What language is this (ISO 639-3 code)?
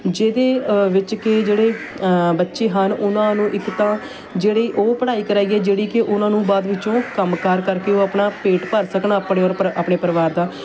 pan